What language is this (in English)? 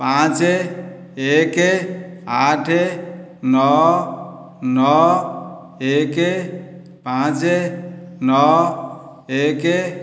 Odia